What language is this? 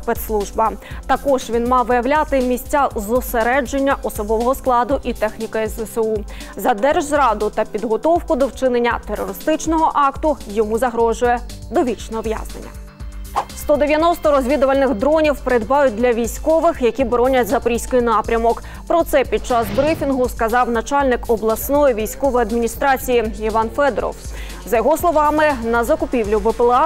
Ukrainian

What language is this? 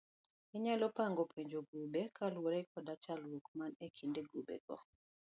Luo (Kenya and Tanzania)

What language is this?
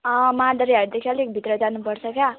Nepali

